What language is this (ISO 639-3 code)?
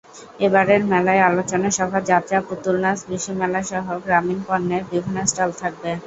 ben